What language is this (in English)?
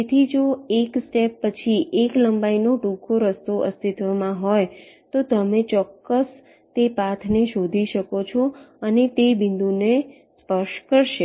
Gujarati